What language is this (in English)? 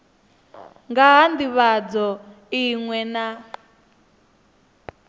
Venda